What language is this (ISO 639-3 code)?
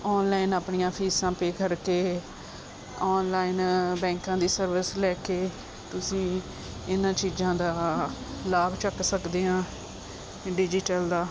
pan